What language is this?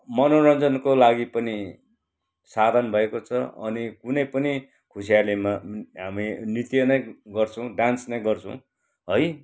Nepali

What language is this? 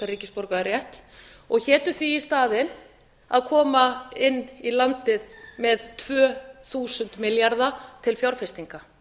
Icelandic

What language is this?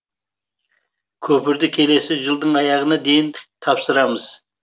Kazakh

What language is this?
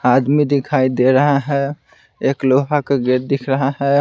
Hindi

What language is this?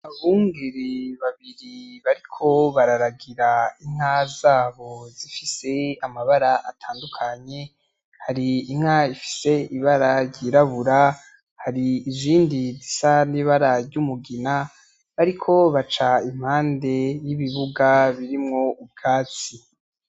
Rundi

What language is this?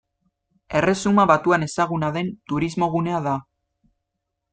Basque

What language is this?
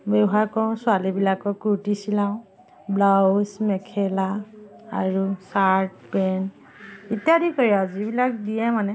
Assamese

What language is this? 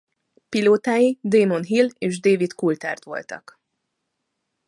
Hungarian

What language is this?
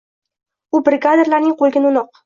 Uzbek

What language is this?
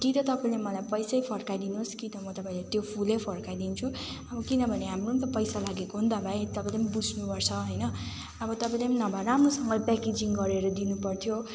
Nepali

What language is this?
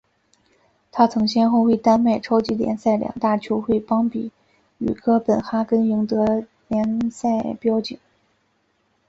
Chinese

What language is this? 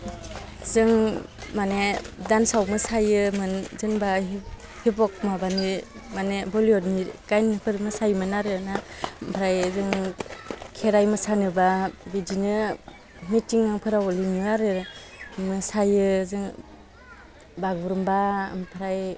Bodo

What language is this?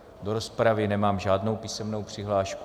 Czech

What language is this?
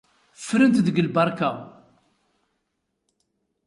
Kabyle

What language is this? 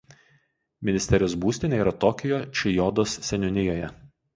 Lithuanian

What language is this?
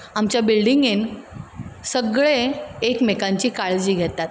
Konkani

